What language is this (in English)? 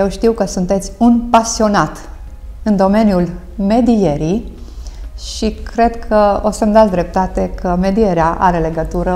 Romanian